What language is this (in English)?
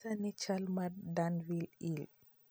Luo (Kenya and Tanzania)